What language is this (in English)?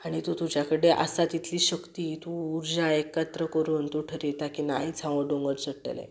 Konkani